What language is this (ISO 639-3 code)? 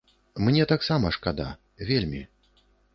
bel